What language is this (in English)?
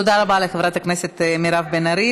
Hebrew